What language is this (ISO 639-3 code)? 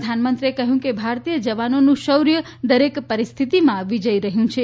guj